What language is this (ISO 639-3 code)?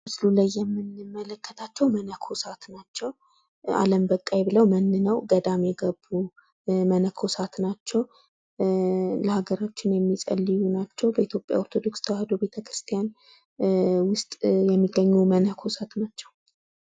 amh